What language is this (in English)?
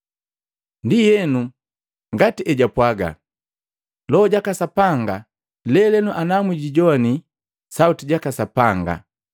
Matengo